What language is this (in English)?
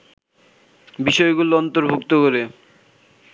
Bangla